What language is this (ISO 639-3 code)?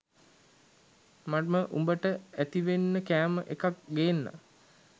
sin